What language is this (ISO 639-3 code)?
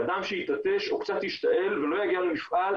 heb